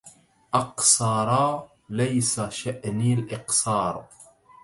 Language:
Arabic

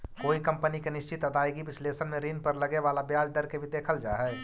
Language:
Magahi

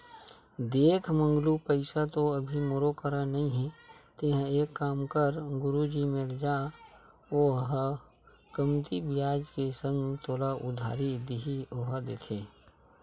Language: Chhattisgarhi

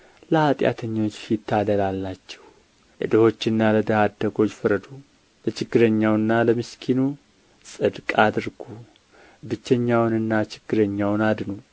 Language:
Amharic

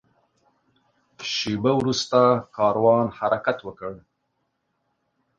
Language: Pashto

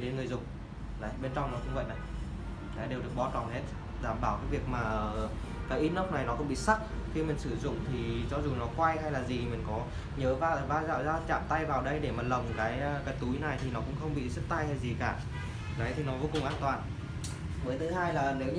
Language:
Vietnamese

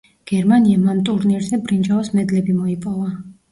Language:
Georgian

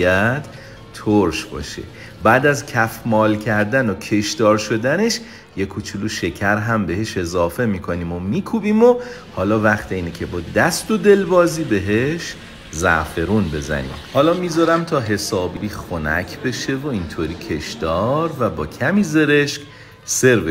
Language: Persian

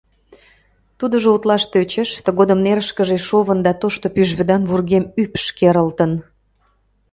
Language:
Mari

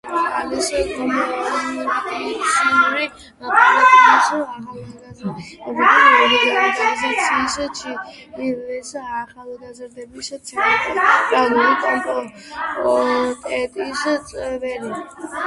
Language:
Georgian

